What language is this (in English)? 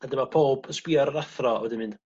Welsh